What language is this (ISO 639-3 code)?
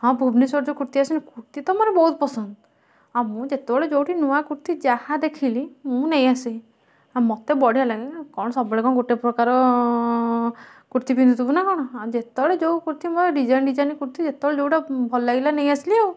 ori